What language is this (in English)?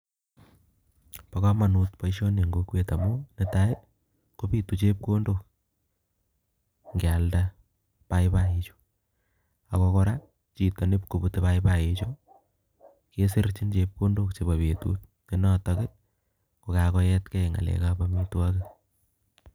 Kalenjin